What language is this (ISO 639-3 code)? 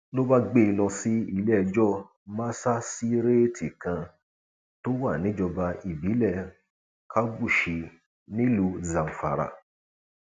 yor